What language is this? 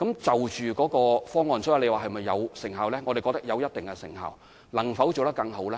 Cantonese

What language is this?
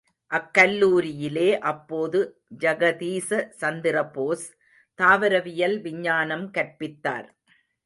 Tamil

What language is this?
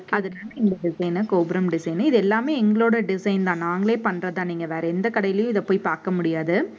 Tamil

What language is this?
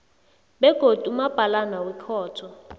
South Ndebele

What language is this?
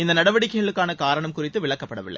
Tamil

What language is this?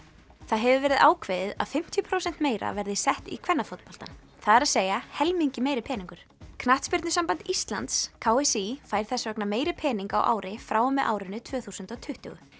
Icelandic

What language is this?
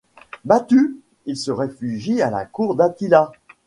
French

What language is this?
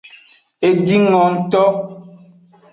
Aja (Benin)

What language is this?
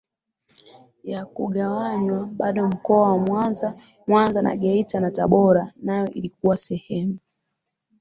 Swahili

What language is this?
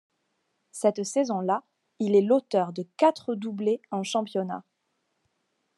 French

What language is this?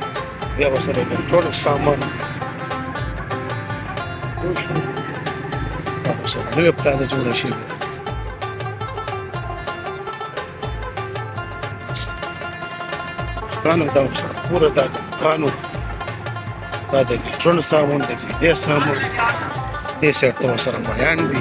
Romanian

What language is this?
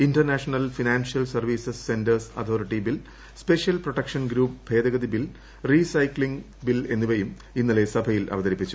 Malayalam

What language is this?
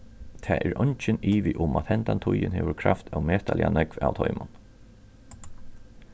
Faroese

